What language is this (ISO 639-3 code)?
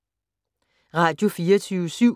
dan